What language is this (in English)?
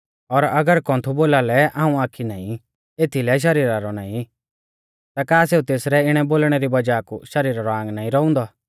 Mahasu Pahari